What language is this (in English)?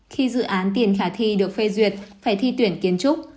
Vietnamese